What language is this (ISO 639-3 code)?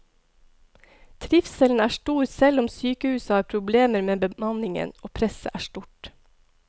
nor